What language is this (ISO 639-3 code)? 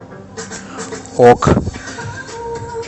rus